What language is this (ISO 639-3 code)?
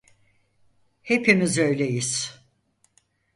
tur